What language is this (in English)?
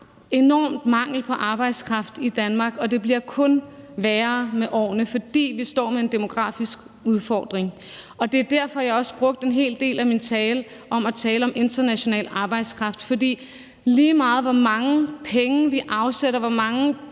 Danish